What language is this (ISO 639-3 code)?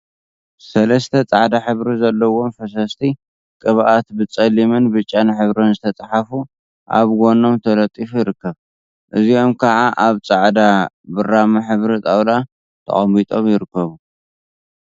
tir